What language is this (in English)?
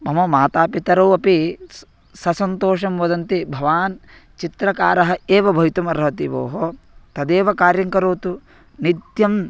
Sanskrit